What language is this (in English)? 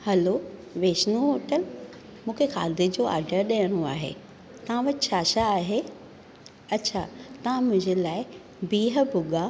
Sindhi